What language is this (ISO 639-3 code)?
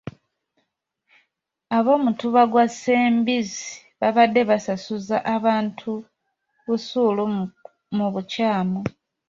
lug